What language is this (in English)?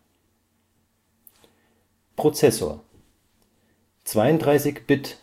German